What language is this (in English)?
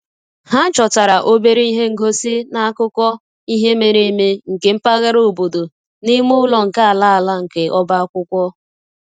Igbo